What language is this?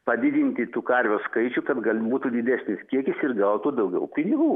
Lithuanian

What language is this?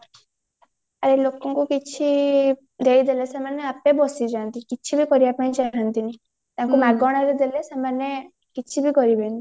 Odia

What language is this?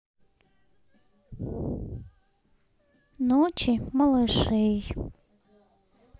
Russian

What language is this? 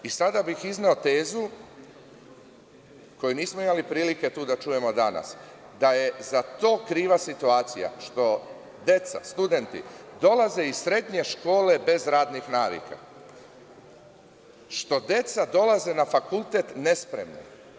Serbian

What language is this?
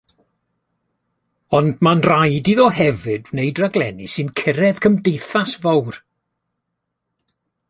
Welsh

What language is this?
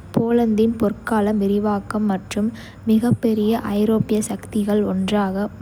Kota (India)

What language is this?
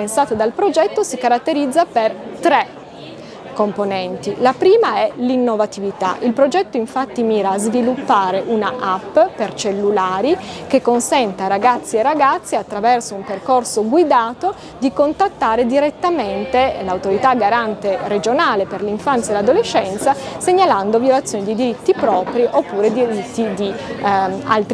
Italian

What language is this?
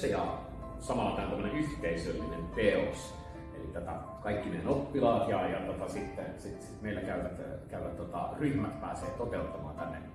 Finnish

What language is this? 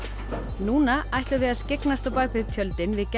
Icelandic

